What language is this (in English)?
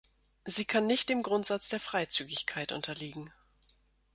German